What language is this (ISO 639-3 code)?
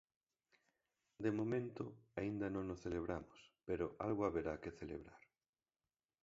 glg